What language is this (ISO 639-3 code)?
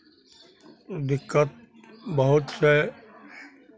mai